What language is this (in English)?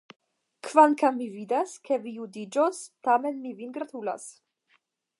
Esperanto